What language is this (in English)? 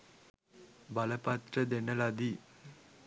Sinhala